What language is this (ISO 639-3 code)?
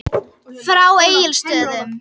isl